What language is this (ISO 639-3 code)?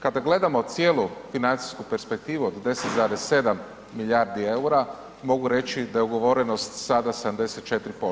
hrv